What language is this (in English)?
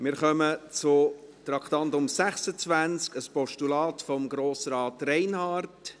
Swiss German